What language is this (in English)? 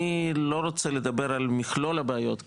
Hebrew